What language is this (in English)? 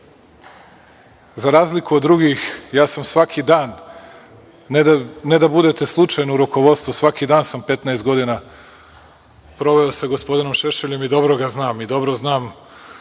Serbian